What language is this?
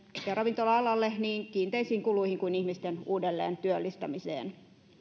Finnish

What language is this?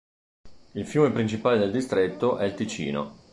Italian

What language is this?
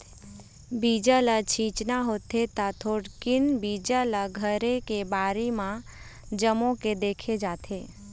Chhattisgarhi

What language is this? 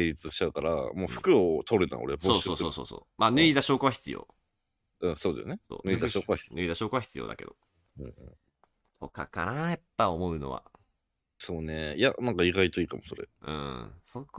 Japanese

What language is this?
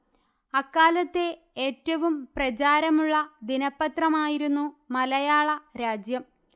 Malayalam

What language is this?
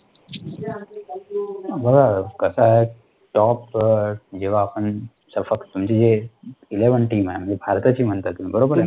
Marathi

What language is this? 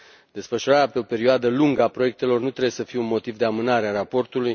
Romanian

